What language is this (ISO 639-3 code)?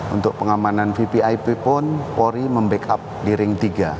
ind